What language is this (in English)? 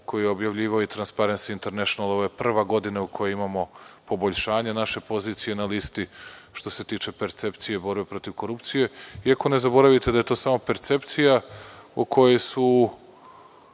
Serbian